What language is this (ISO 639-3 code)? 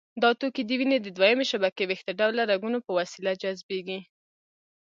pus